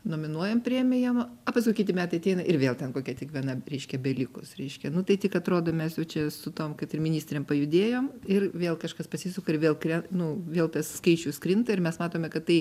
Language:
Lithuanian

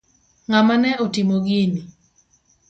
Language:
Luo (Kenya and Tanzania)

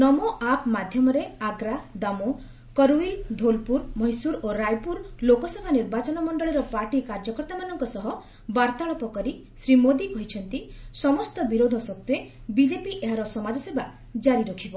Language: Odia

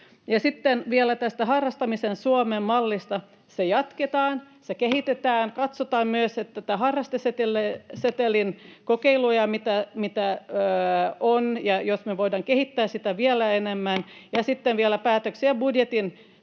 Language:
Finnish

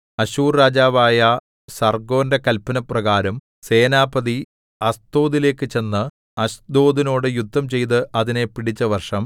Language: Malayalam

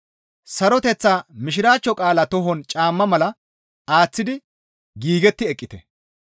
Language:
Gamo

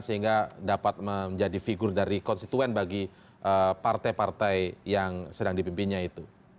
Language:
Indonesian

